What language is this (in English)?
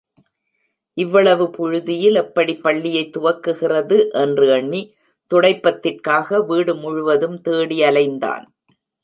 Tamil